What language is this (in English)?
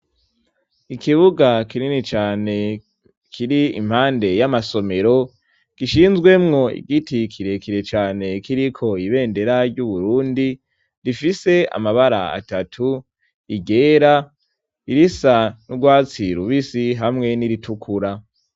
Rundi